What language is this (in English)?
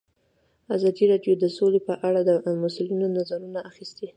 Pashto